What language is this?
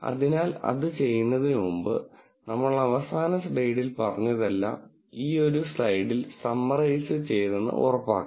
Malayalam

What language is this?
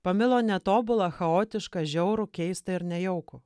Lithuanian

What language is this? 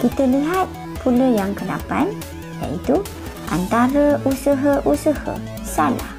Malay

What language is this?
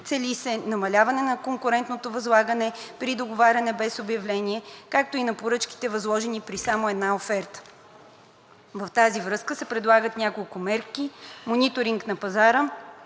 Bulgarian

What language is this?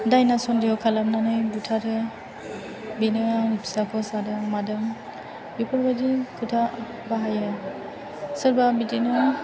Bodo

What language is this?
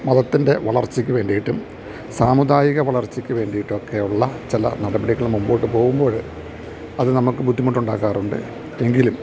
Malayalam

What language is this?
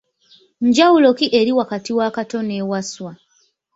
Ganda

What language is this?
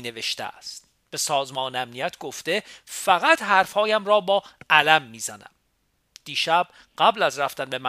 Persian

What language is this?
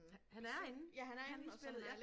Danish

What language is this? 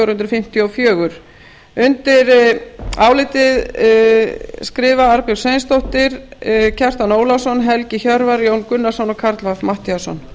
Icelandic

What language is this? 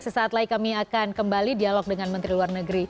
Indonesian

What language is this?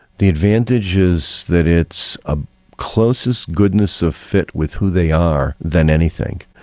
English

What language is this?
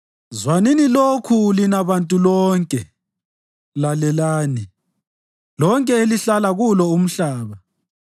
North Ndebele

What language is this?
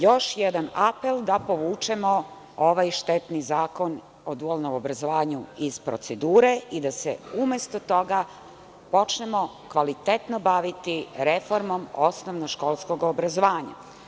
Serbian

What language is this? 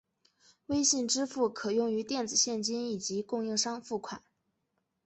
Chinese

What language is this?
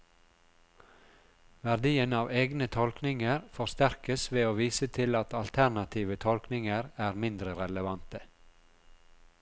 Norwegian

